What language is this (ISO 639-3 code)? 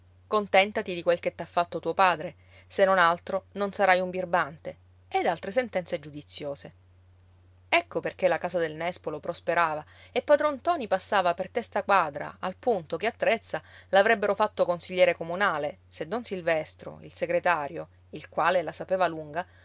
ita